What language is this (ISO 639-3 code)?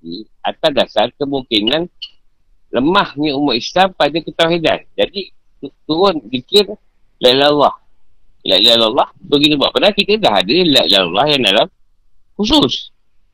msa